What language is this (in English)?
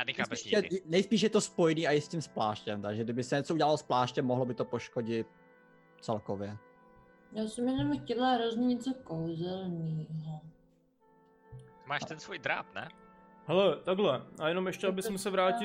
Czech